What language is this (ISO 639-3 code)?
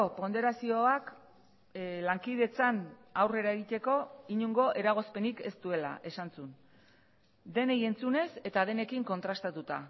eus